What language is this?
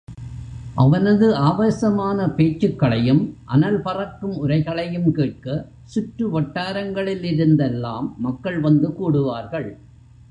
Tamil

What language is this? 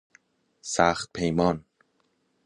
Persian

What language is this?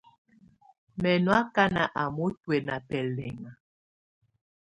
Tunen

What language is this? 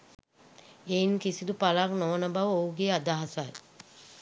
Sinhala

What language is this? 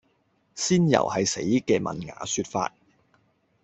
Cantonese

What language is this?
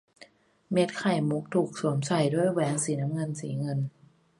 Thai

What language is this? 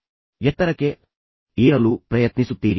Kannada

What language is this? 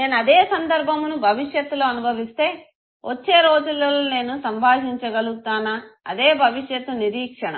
Telugu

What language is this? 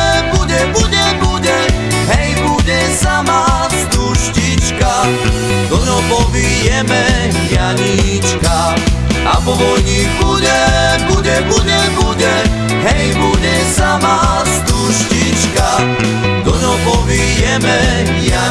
Slovak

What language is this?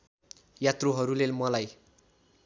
Nepali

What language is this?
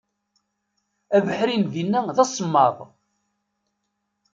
Kabyle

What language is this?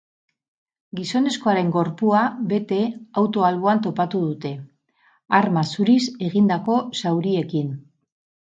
Basque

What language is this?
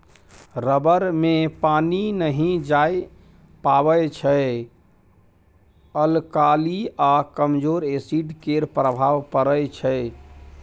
Maithili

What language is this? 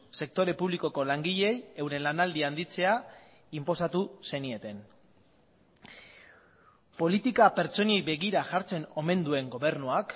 Basque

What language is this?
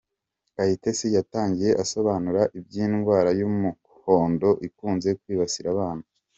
Kinyarwanda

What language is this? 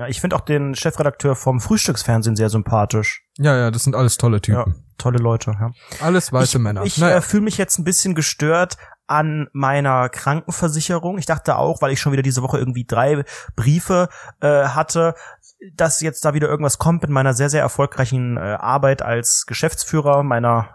German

